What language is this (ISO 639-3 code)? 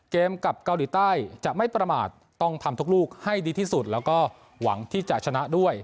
tha